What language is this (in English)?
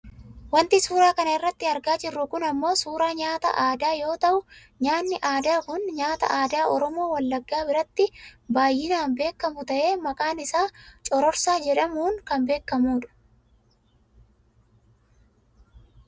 Oromo